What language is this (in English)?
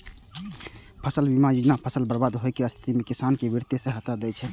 Maithili